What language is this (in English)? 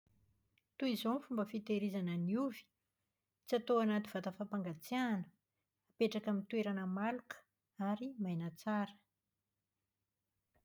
Malagasy